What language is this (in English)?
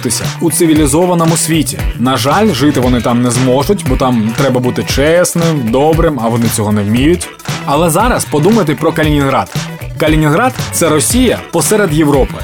Ukrainian